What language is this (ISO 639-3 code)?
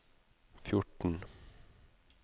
nor